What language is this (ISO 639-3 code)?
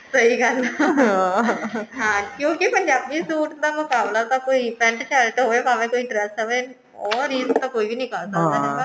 pan